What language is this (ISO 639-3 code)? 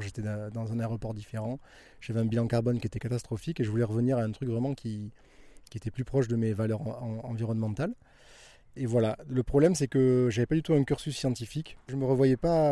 fra